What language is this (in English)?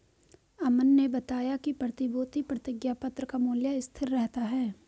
Hindi